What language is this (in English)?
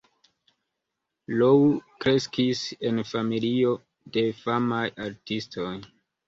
Esperanto